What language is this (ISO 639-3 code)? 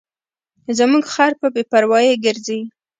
pus